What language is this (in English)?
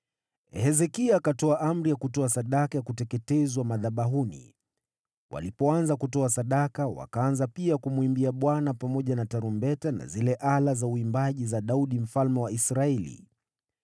Swahili